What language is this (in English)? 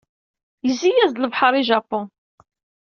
Kabyle